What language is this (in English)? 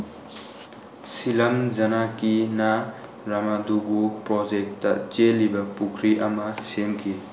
Manipuri